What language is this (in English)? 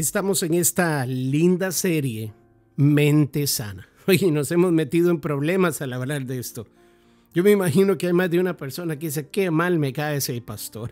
Spanish